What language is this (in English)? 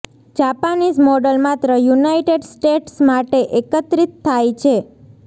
Gujarati